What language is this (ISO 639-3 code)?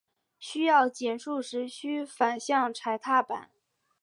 zho